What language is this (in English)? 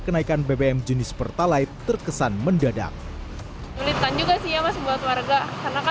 Indonesian